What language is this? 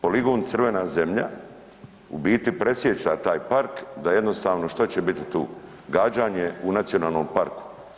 Croatian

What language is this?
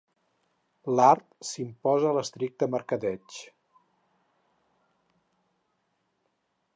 Catalan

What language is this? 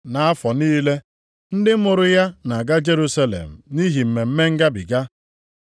Igbo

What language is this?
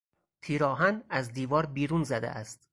Persian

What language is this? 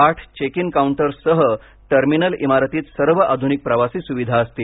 Marathi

